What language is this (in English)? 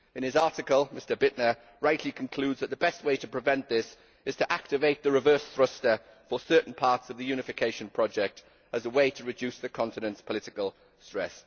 English